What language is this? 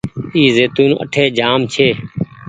Goaria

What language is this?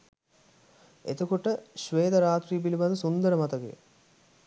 Sinhala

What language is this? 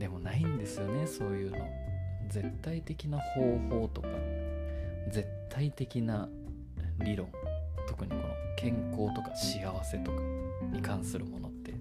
Japanese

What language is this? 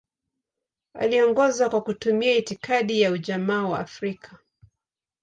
Swahili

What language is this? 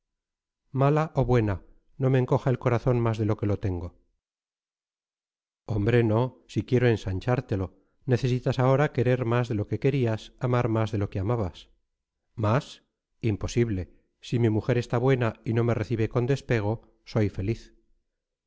Spanish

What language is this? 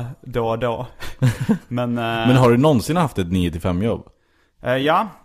Swedish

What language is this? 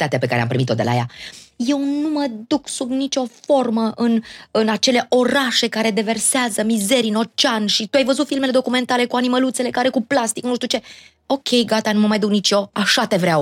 Romanian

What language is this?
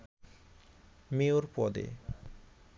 Bangla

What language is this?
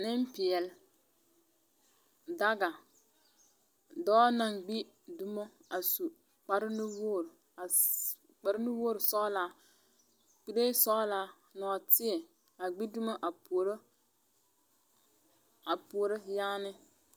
Southern Dagaare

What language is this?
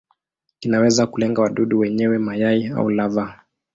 Swahili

